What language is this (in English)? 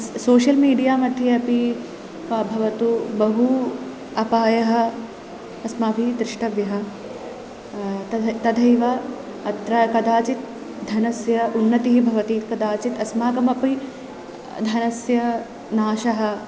Sanskrit